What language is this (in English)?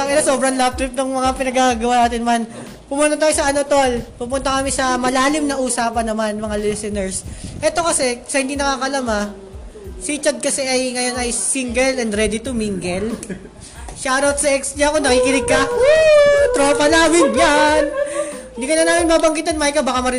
Filipino